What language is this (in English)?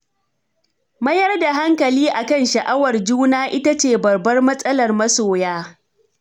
Hausa